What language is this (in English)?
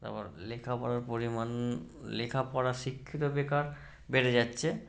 Bangla